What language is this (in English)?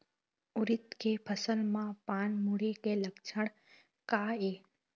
Chhattisgarhi